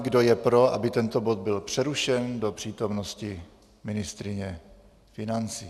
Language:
Czech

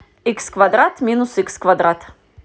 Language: Russian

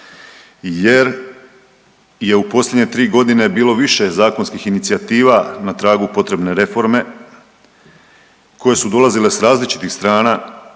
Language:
Croatian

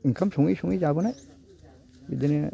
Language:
Bodo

